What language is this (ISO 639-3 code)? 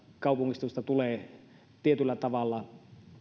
fin